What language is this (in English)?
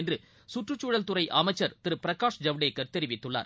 Tamil